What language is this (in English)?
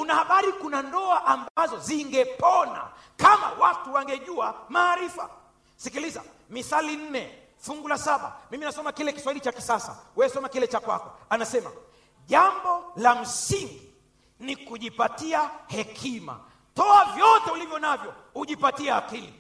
Swahili